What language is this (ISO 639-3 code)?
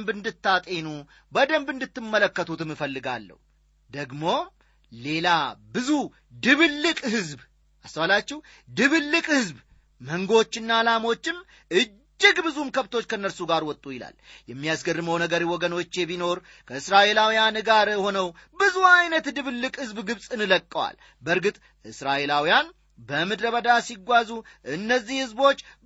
amh